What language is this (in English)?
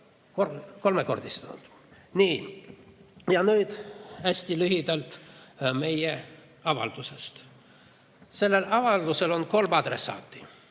Estonian